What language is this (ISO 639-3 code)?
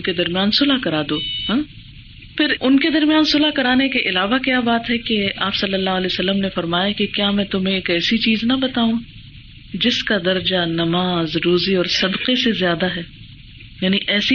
urd